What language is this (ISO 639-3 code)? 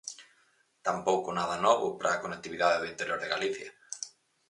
glg